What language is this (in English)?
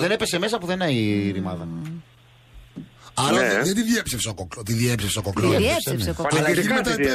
Greek